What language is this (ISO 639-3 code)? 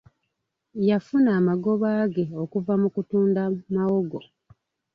lug